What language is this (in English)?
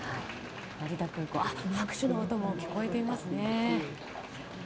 Japanese